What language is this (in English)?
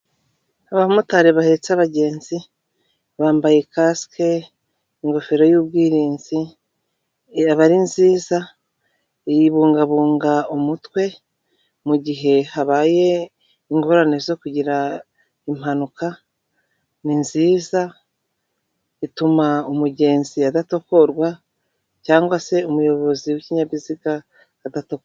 Kinyarwanda